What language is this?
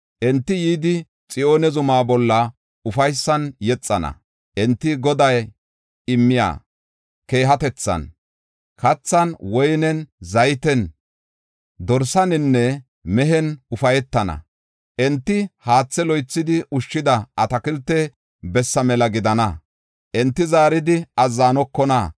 Gofa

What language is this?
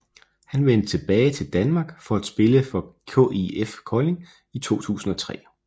Danish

